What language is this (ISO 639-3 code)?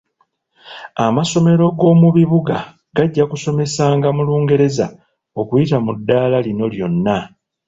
lug